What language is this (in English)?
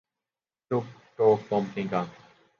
Urdu